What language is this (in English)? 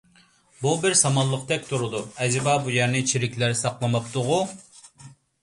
Uyghur